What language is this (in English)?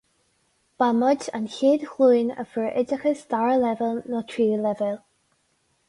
Irish